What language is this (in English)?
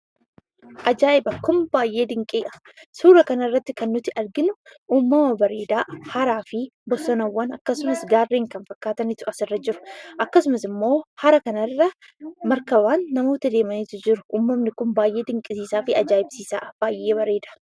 Oromo